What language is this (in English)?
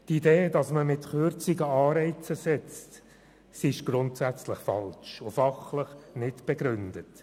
Swiss German